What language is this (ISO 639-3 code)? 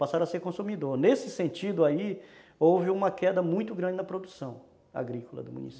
por